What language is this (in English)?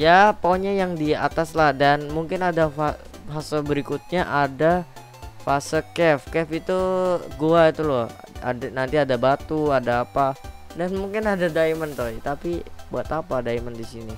Indonesian